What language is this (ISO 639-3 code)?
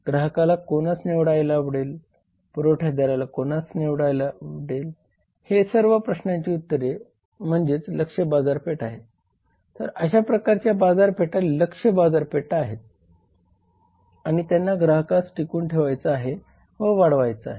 mar